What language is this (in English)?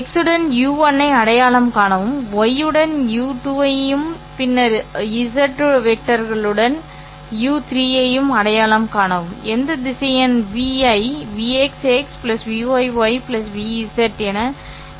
Tamil